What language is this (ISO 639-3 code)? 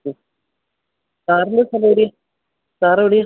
mal